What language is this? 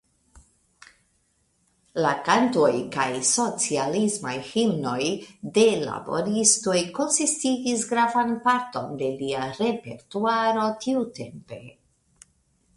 Esperanto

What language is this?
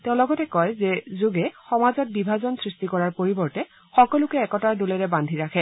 Assamese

